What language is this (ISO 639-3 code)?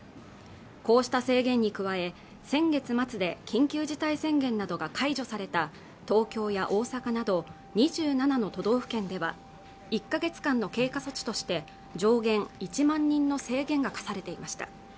jpn